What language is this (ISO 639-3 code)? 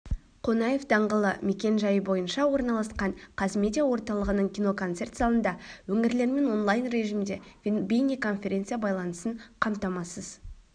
kaz